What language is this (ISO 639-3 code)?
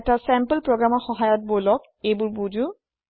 asm